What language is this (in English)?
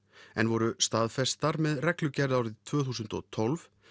Icelandic